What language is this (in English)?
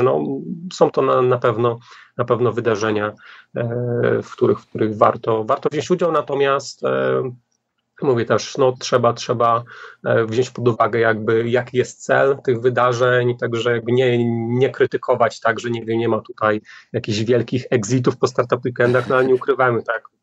Polish